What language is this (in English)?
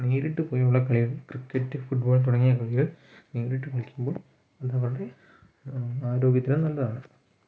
Malayalam